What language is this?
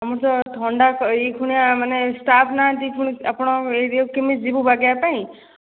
Odia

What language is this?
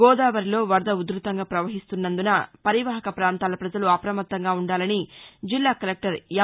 Telugu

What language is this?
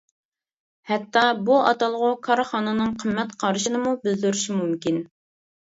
Uyghur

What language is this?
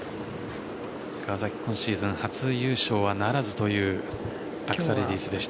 Japanese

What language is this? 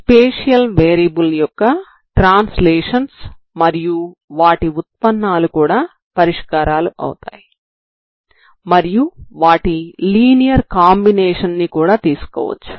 Telugu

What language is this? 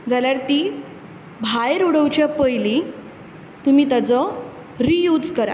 Konkani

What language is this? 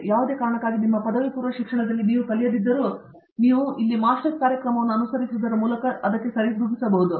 Kannada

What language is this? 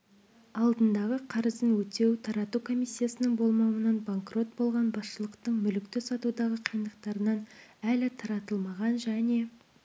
Kazakh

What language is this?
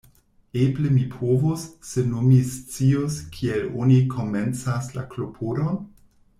Esperanto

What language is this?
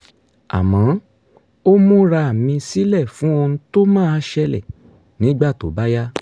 Yoruba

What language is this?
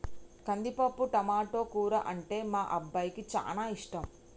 Telugu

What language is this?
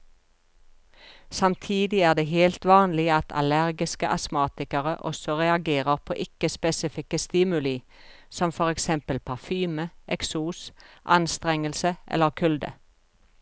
Norwegian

